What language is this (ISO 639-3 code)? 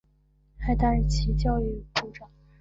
zho